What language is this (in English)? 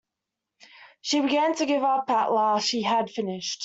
English